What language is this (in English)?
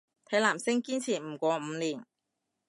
Cantonese